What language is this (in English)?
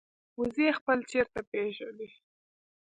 Pashto